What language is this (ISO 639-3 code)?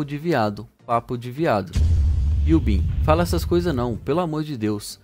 por